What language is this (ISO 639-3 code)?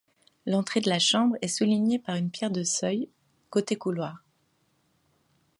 fra